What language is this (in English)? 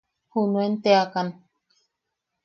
Yaqui